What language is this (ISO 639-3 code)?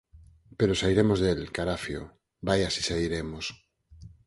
glg